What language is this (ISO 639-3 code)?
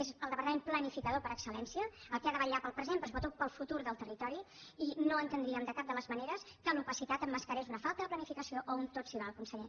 cat